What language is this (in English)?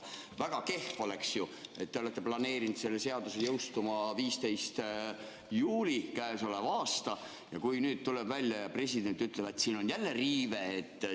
Estonian